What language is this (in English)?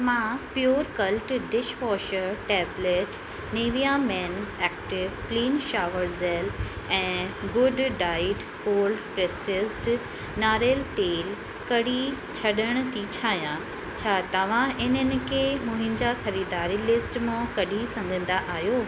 Sindhi